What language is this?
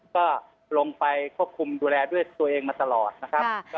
Thai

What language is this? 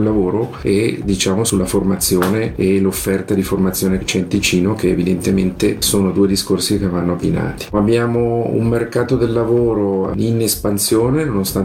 Italian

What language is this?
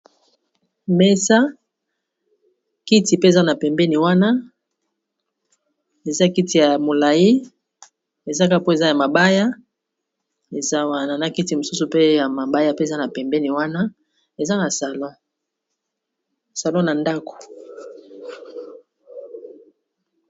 Lingala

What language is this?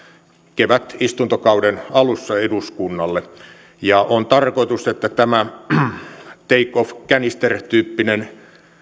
Finnish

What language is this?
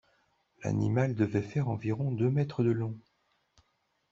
French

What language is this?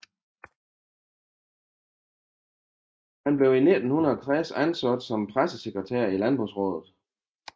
Danish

